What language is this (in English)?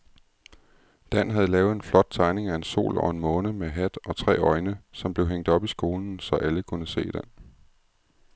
Danish